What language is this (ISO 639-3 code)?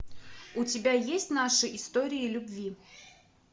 rus